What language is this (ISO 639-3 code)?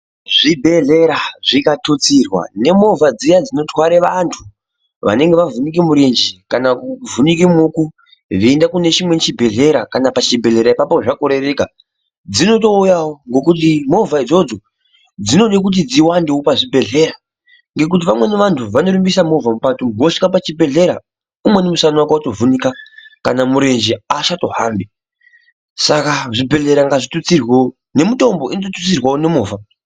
ndc